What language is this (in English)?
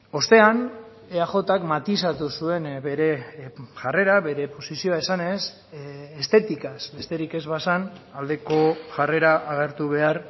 Basque